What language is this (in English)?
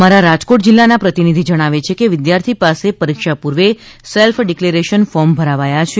Gujarati